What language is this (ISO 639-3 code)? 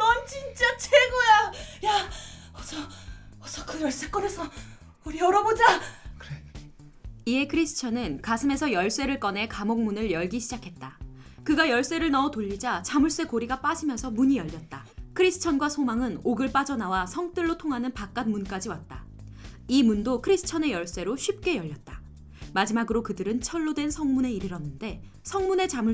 kor